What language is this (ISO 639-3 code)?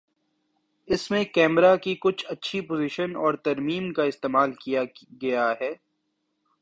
urd